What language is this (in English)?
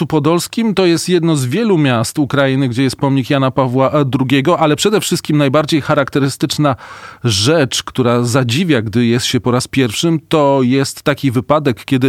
Polish